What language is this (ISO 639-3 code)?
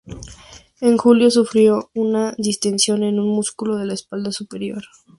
spa